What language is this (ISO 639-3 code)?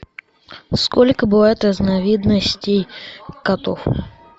rus